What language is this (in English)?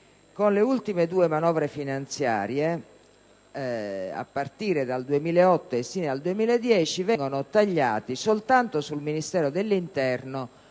Italian